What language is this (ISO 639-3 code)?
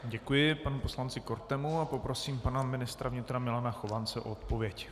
ces